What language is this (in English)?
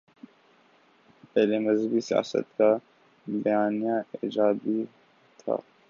Urdu